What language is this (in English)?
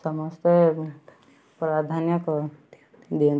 Odia